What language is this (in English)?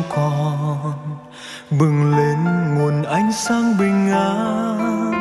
Vietnamese